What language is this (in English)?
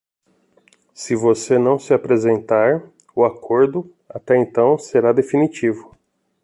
Portuguese